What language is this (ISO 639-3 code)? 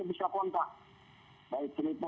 ind